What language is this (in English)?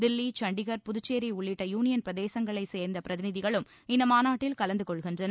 Tamil